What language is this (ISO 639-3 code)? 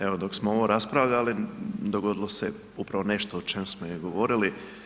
hrv